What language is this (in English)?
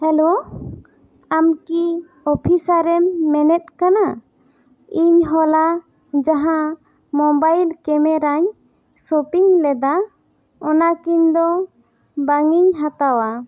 Santali